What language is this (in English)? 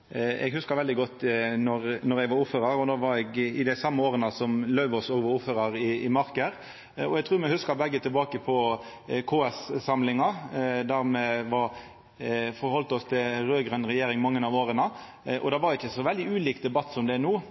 Norwegian Nynorsk